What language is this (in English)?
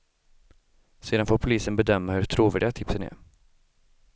Swedish